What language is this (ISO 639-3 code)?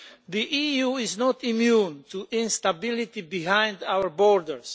eng